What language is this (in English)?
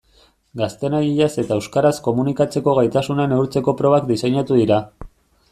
Basque